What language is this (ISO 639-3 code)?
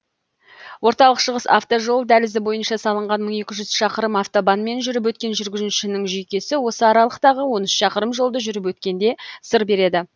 kaz